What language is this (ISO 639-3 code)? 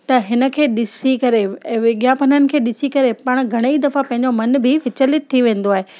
snd